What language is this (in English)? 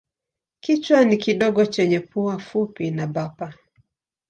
Swahili